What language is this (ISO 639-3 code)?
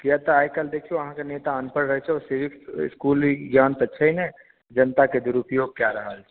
mai